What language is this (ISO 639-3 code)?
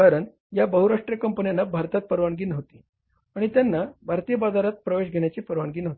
mar